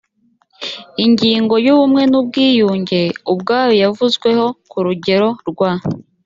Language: Kinyarwanda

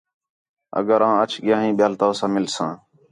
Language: Khetrani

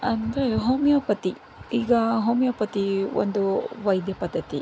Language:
Kannada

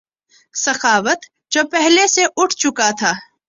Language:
Urdu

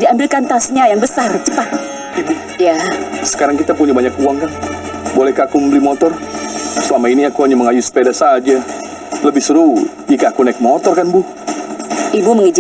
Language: Indonesian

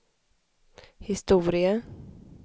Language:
Swedish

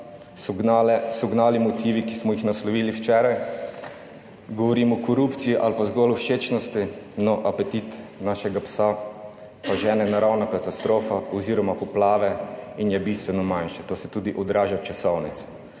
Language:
Slovenian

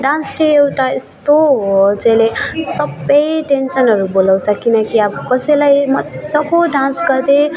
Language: Nepali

